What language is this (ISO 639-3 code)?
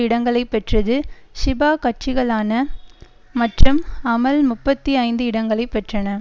tam